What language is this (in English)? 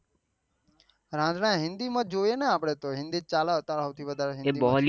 Gujarati